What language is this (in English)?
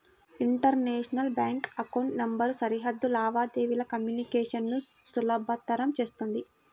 Telugu